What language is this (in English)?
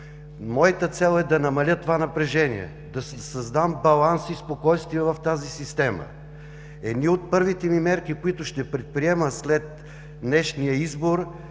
Bulgarian